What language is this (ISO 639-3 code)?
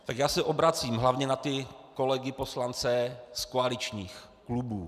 ces